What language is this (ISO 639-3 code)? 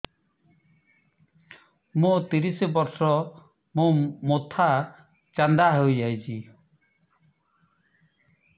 ori